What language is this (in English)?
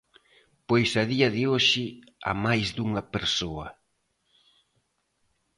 Galician